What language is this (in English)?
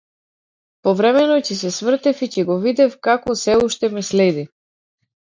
Macedonian